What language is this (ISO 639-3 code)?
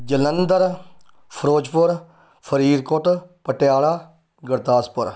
pan